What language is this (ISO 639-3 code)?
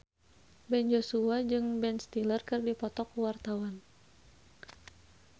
sun